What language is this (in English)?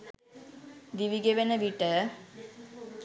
Sinhala